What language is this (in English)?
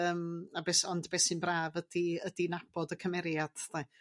Welsh